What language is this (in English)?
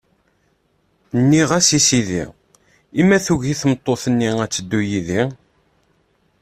Kabyle